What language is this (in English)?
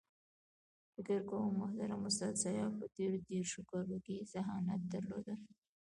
Pashto